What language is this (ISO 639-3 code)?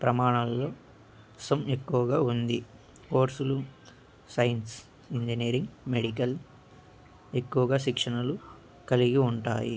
tel